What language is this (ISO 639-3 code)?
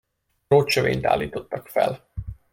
hun